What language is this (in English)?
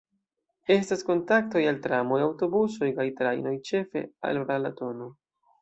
Esperanto